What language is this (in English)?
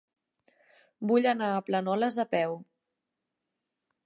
Catalan